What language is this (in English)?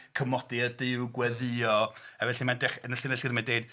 Welsh